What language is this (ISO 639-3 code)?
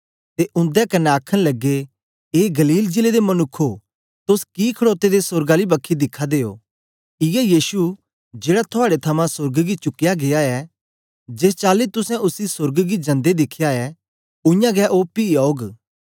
doi